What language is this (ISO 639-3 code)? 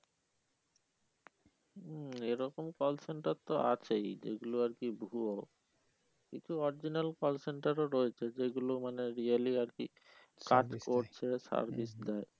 ben